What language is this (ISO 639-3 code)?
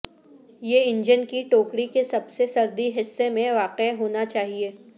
urd